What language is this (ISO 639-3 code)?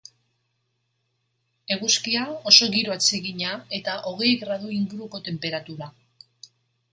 eus